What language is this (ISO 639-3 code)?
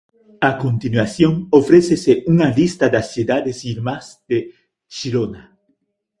glg